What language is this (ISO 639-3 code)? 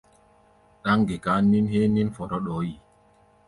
gba